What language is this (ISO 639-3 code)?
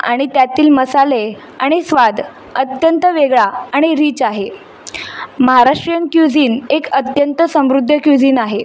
mar